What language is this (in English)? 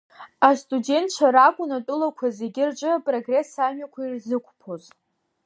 Abkhazian